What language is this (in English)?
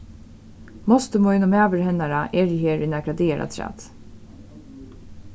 Faroese